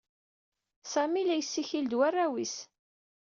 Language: Kabyle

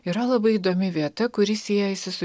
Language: Lithuanian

